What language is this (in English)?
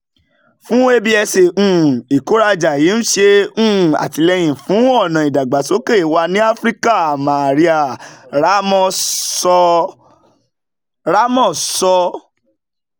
Yoruba